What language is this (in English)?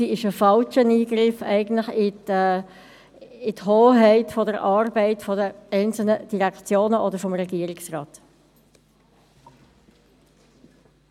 Swiss German